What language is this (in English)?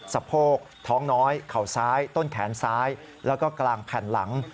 Thai